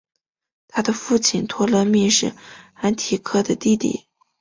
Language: Chinese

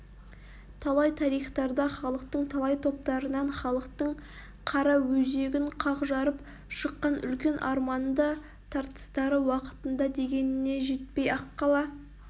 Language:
Kazakh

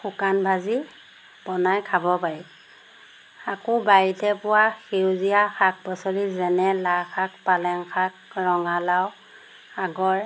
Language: Assamese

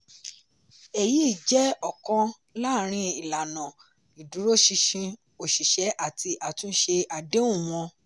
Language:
Yoruba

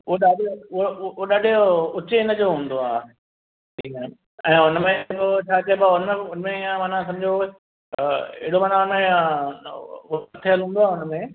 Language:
Sindhi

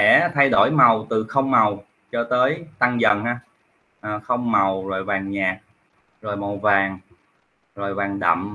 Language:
Vietnamese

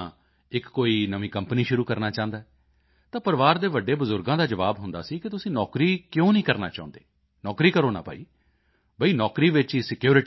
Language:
Punjabi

